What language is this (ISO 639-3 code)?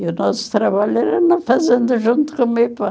por